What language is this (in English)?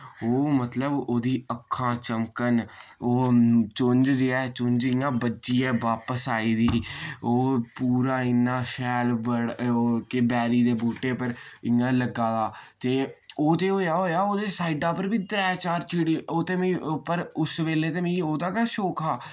Dogri